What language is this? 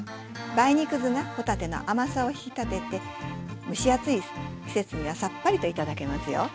Japanese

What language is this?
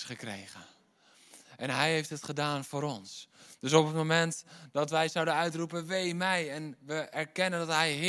Dutch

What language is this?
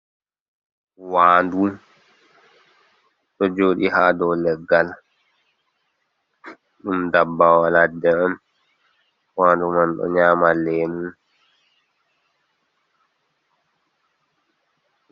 Fula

